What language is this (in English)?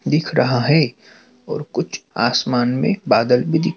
Hindi